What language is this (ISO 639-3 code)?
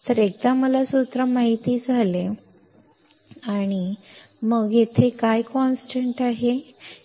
mar